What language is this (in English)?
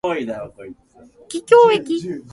Japanese